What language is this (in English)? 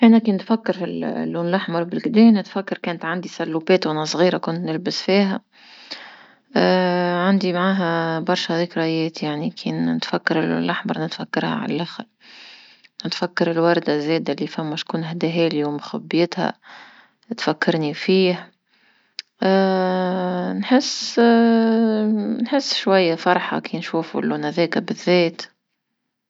Tunisian Arabic